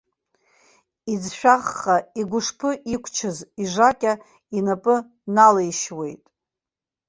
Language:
Abkhazian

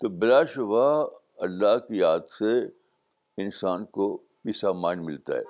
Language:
Urdu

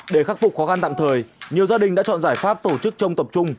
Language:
Vietnamese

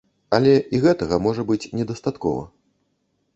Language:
Belarusian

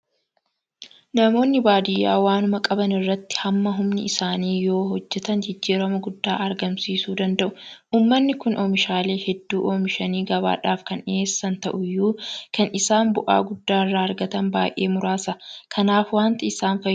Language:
Oromo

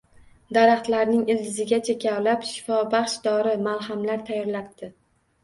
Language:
Uzbek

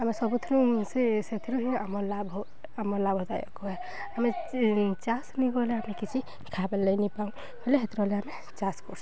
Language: Odia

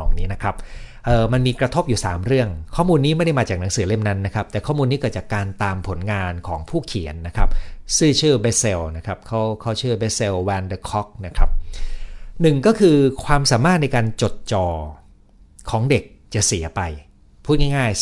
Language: Thai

